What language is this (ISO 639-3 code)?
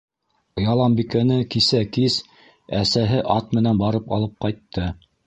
bak